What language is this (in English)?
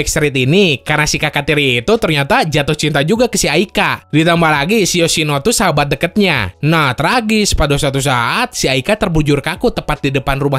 Indonesian